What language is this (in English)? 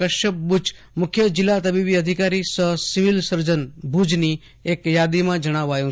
Gujarati